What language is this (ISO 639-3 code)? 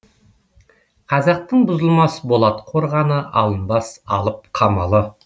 kaz